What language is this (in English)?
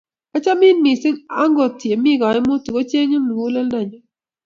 Kalenjin